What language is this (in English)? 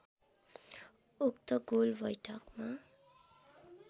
Nepali